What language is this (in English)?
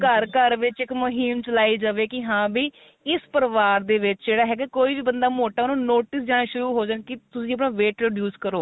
Punjabi